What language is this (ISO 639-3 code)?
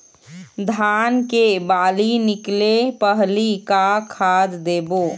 hne